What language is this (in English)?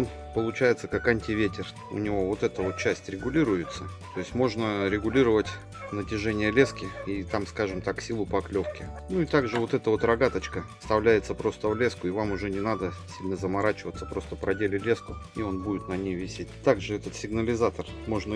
Russian